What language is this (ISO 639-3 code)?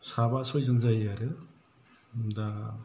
brx